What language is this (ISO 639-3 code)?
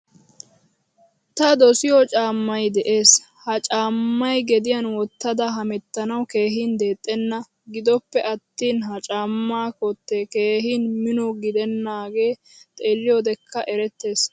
wal